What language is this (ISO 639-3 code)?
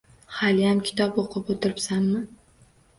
uzb